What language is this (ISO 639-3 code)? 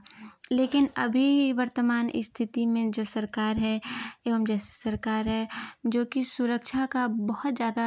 hin